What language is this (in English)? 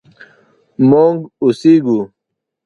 Pashto